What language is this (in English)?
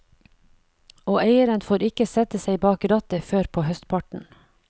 Norwegian